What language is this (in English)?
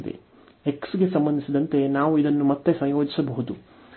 Kannada